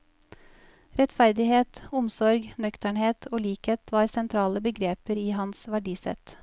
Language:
Norwegian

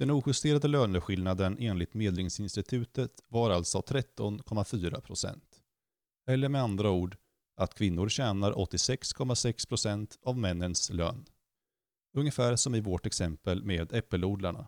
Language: Swedish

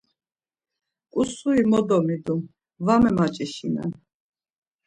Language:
Laz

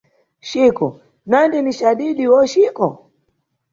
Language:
Nyungwe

